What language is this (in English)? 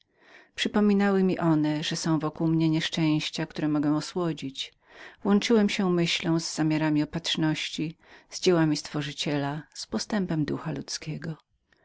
Polish